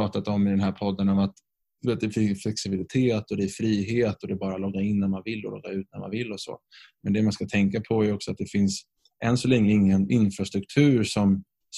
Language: Swedish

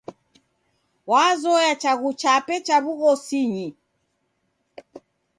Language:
Taita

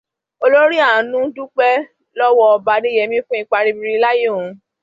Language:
Yoruba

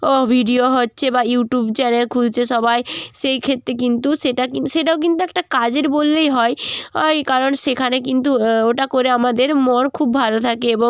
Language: Bangla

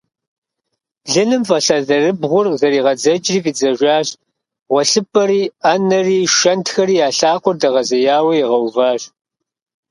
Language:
Kabardian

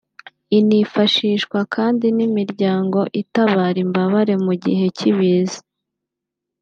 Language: Kinyarwanda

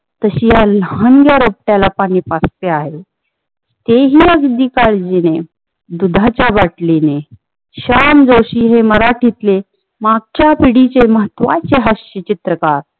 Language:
Marathi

